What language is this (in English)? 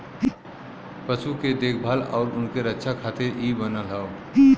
Bhojpuri